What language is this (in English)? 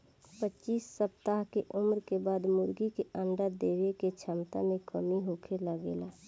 Bhojpuri